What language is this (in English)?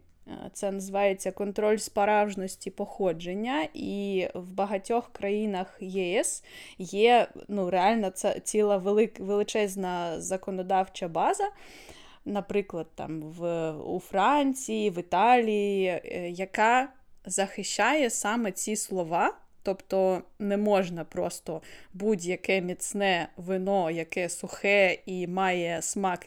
Ukrainian